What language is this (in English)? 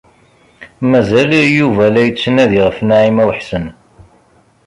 Kabyle